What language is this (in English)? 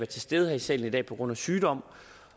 Danish